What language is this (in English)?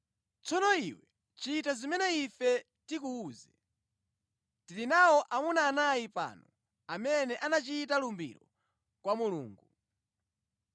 Nyanja